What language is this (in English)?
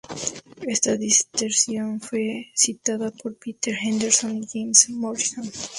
Spanish